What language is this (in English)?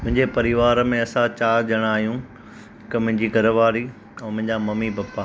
Sindhi